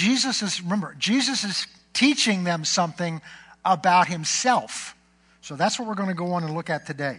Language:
English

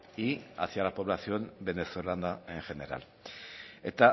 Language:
Spanish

